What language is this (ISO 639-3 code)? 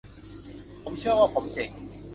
tha